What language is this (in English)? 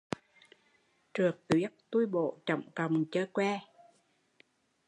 Vietnamese